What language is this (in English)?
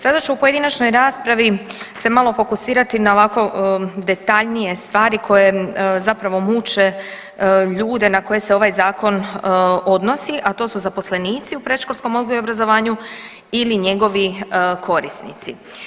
Croatian